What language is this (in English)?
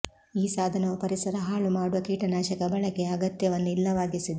Kannada